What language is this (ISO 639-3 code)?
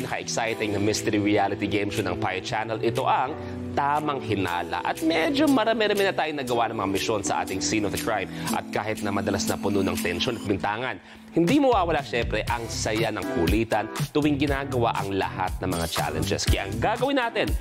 fil